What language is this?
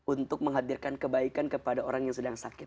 Indonesian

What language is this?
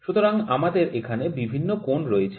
Bangla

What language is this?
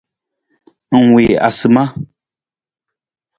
Nawdm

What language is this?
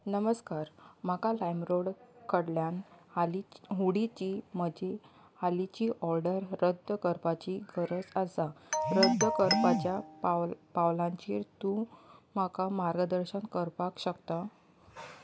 Konkani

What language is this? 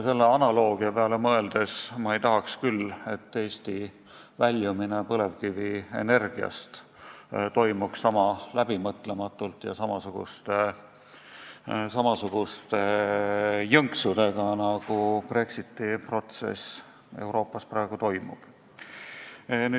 Estonian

